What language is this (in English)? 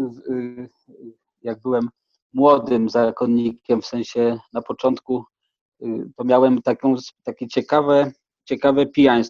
Polish